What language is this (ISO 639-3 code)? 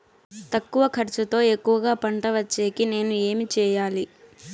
tel